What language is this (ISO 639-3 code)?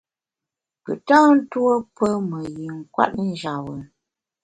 bax